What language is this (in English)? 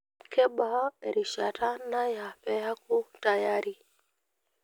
Masai